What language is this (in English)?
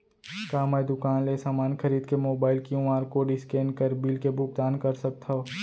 Chhattisgarhi